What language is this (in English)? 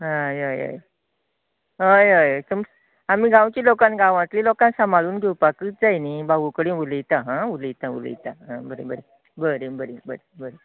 Konkani